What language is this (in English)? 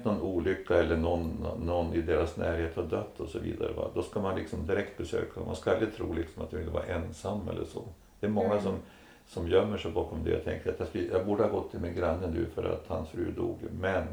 Swedish